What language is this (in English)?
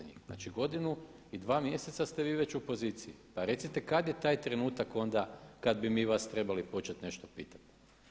Croatian